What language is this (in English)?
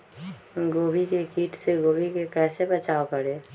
Magahi